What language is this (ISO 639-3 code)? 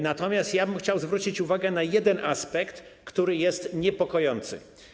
pol